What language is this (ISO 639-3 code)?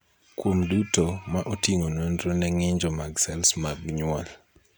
luo